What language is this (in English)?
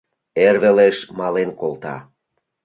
Mari